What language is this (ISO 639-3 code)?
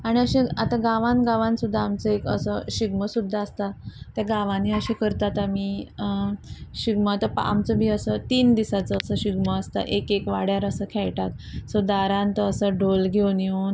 kok